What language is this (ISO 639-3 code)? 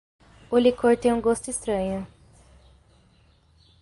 por